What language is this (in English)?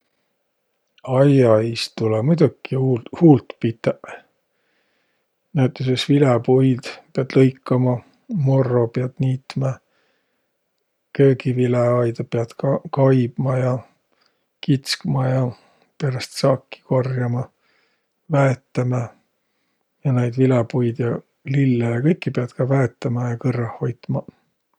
Võro